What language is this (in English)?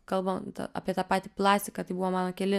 Lithuanian